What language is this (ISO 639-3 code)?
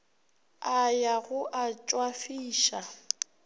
nso